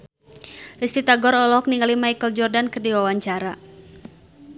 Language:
Sundanese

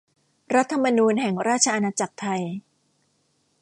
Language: Thai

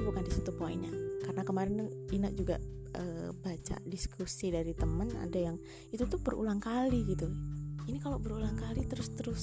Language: Indonesian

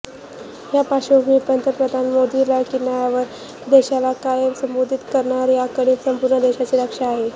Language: Marathi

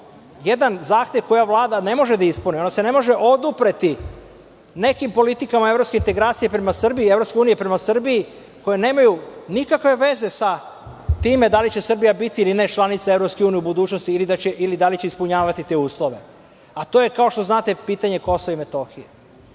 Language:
Serbian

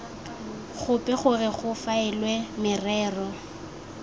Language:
Tswana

